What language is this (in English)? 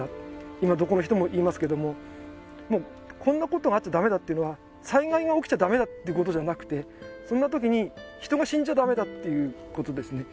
Japanese